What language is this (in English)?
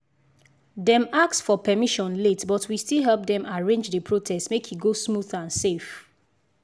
Nigerian Pidgin